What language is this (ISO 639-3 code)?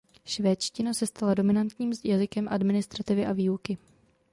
ces